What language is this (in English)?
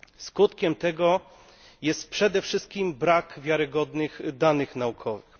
Polish